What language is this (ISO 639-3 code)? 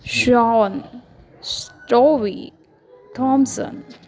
mar